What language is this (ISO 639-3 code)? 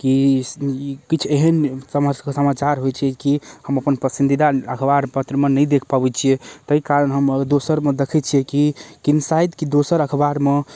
mai